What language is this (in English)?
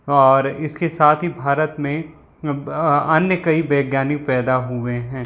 Hindi